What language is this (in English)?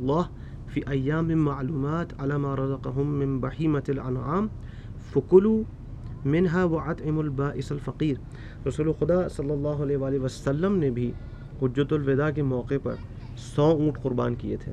Urdu